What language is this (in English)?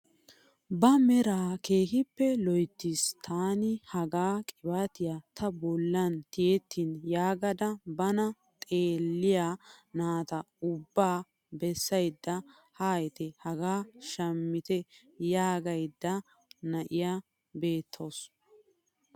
Wolaytta